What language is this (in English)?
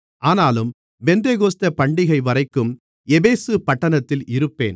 Tamil